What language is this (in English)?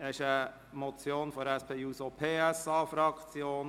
Swiss German